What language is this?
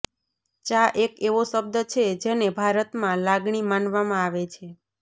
Gujarati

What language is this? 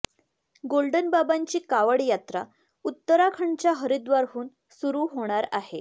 Marathi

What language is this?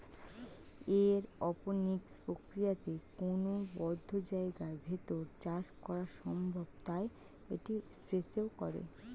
Bangla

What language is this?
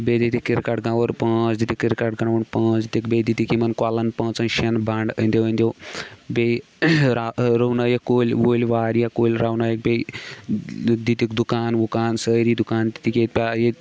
Kashmiri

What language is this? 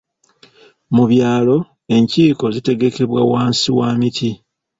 Ganda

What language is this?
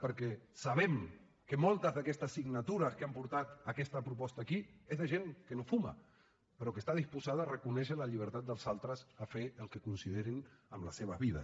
Catalan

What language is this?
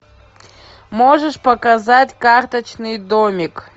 Russian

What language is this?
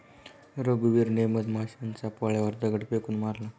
Marathi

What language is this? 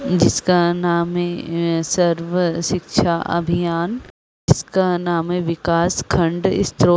Hindi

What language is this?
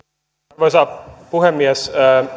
Finnish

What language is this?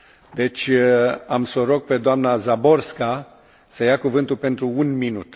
Romanian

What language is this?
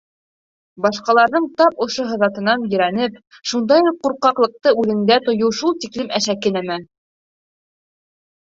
Bashkir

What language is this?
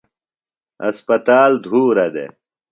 Phalura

